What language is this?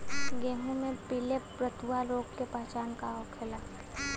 Bhojpuri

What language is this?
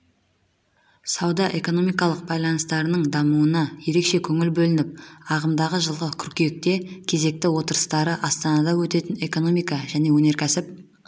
Kazakh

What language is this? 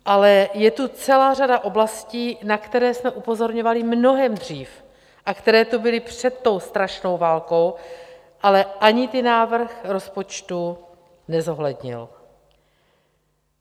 Czech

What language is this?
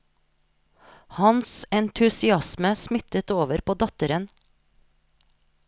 Norwegian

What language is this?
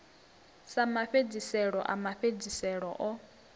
Venda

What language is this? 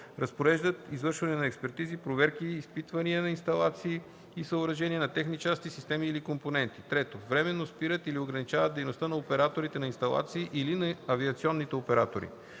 Bulgarian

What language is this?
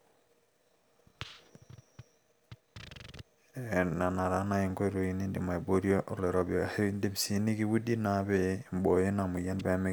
Masai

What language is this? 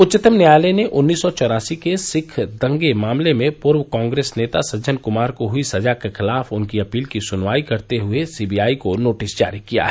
Hindi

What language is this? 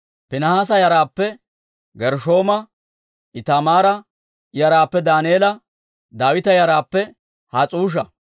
Dawro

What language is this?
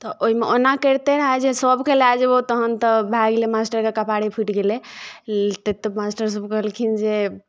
Maithili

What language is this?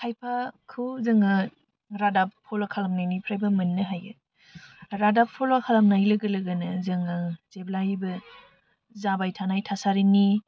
Bodo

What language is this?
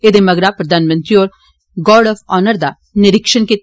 Dogri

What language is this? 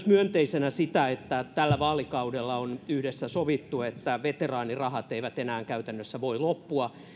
Finnish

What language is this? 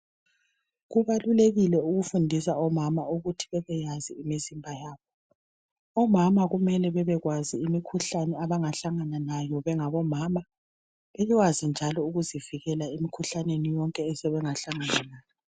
North Ndebele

